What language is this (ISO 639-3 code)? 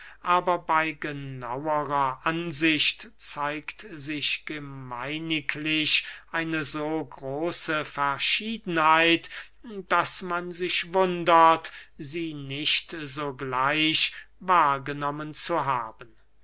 deu